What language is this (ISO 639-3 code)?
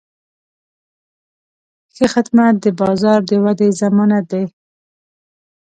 pus